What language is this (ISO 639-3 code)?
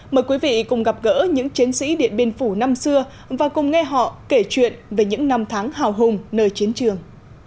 vie